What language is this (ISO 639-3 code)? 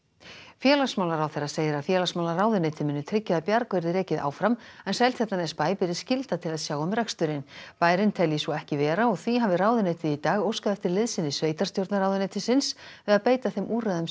isl